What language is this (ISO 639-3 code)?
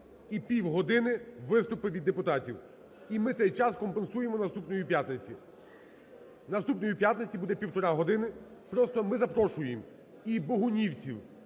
ukr